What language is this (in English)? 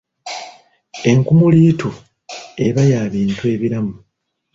Ganda